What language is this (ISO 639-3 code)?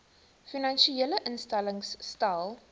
afr